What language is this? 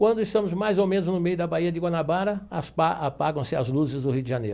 Portuguese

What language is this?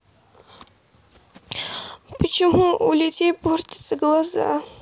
Russian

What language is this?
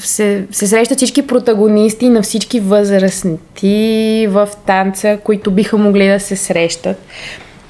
Bulgarian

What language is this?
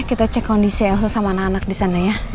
Indonesian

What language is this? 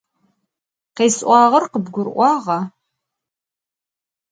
Adyghe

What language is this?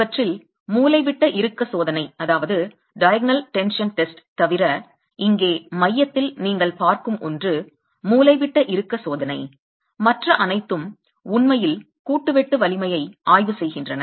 Tamil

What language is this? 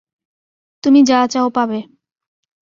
Bangla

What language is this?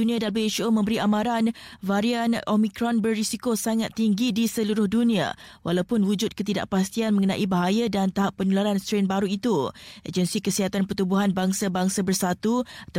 Malay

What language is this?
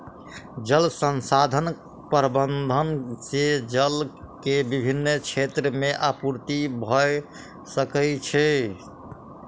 Maithili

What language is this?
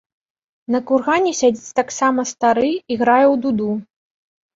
Belarusian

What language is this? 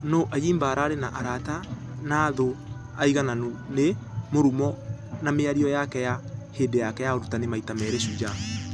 Kikuyu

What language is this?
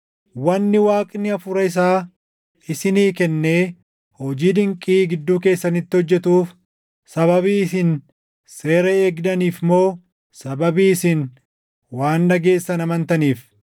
Oromo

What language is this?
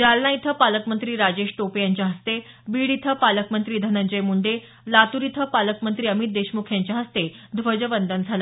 Marathi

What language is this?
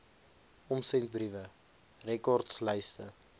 Afrikaans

